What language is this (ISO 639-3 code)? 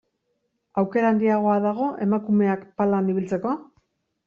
eus